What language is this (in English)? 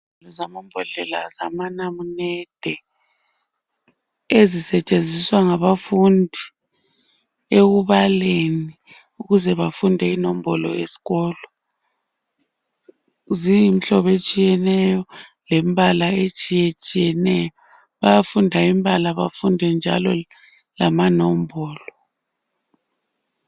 North Ndebele